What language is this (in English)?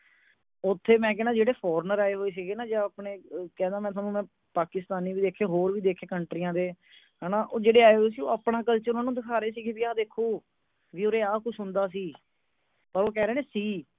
Punjabi